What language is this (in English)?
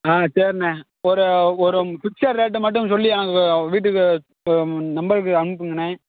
Tamil